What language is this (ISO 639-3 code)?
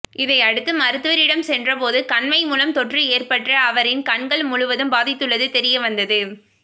tam